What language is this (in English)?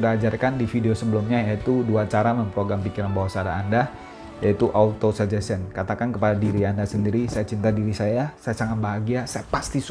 Indonesian